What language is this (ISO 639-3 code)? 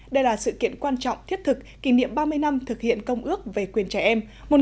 vie